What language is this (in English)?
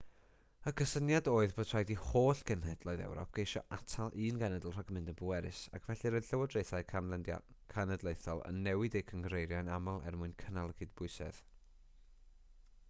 Welsh